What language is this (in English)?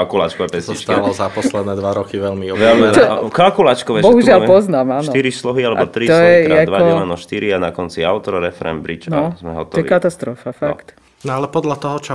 Slovak